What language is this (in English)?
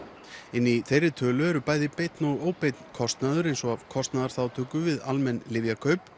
Icelandic